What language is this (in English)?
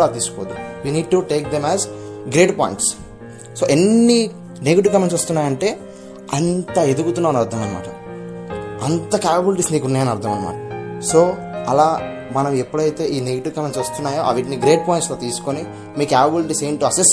Telugu